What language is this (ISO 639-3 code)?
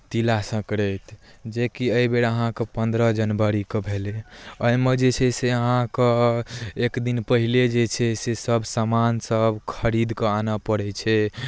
mai